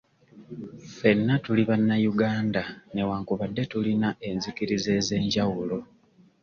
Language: Ganda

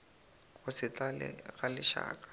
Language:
Northern Sotho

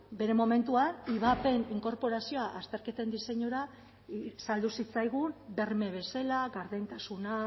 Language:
Basque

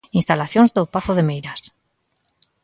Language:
Galician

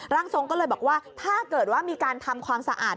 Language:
Thai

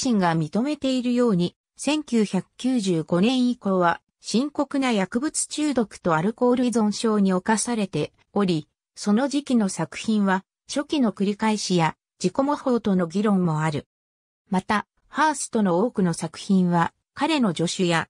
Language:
Japanese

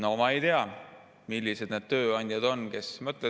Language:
Estonian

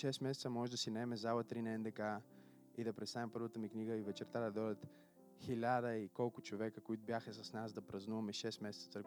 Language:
Bulgarian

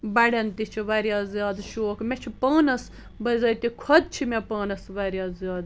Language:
Kashmiri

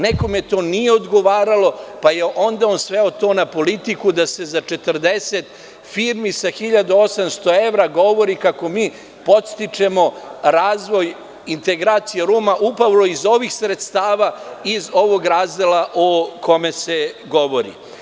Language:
Serbian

